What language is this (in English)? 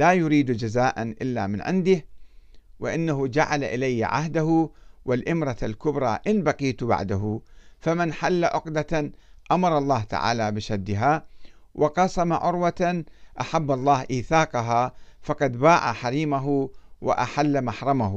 Arabic